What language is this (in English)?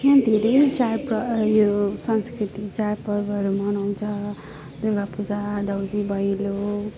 Nepali